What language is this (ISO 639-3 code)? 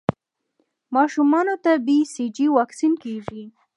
pus